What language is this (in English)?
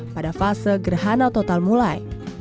Indonesian